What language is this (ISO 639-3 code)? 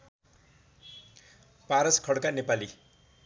nep